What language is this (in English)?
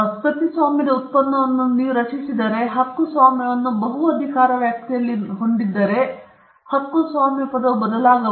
Kannada